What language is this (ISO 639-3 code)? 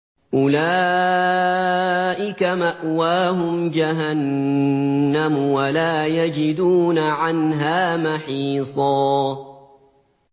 ara